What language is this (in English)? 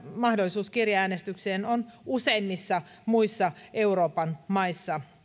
Finnish